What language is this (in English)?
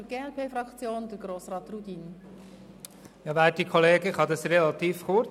Swiss German